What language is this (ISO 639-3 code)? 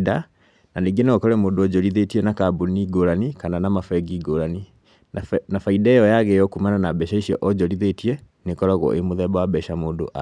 kik